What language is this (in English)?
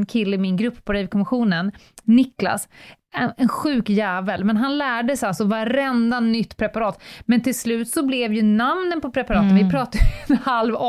Swedish